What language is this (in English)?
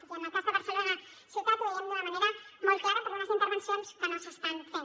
Catalan